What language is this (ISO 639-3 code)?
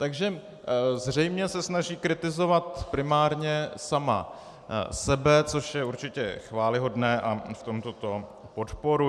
ces